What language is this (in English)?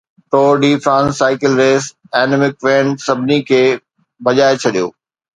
Sindhi